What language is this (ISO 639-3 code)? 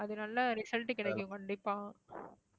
tam